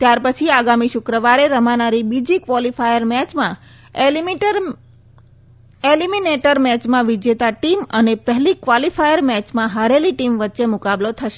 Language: Gujarati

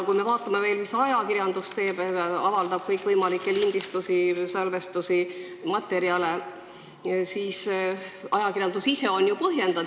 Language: Estonian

